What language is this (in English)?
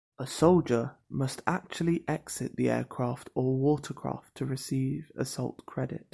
English